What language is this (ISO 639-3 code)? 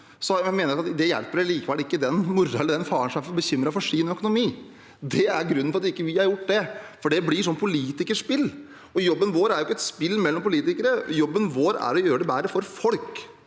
nor